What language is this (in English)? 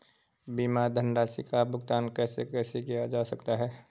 Hindi